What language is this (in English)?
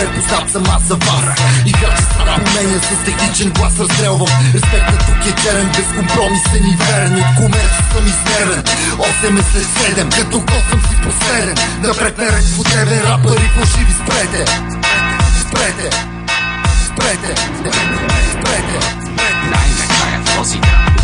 Polish